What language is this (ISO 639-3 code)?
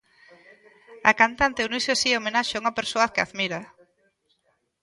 glg